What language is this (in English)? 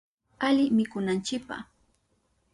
Southern Pastaza Quechua